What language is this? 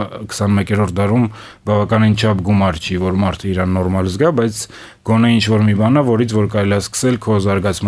Romanian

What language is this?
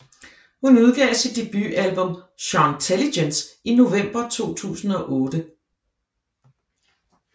Danish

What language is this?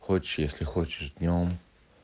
Russian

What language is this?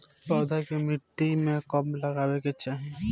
Bhojpuri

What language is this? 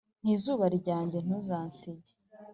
Kinyarwanda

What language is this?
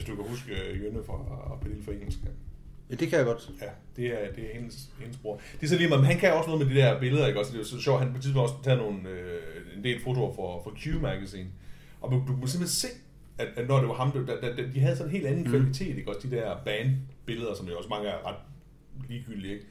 Danish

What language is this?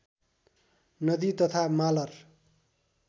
Nepali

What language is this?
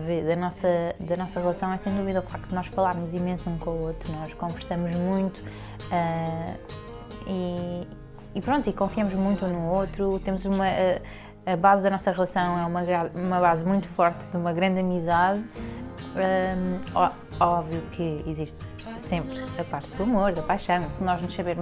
Portuguese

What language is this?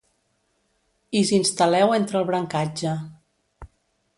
Catalan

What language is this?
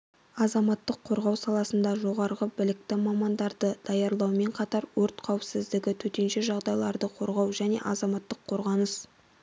Kazakh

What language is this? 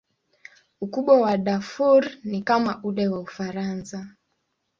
Swahili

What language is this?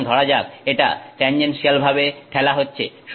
Bangla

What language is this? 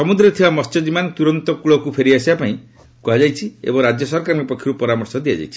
Odia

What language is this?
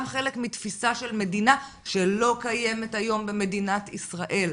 Hebrew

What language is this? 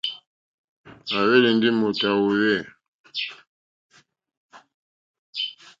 Mokpwe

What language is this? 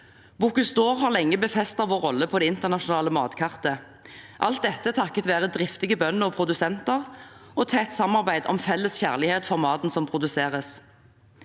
Norwegian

